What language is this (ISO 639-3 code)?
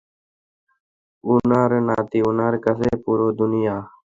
ben